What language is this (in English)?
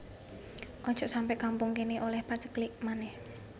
Javanese